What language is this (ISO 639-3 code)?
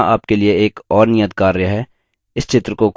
hin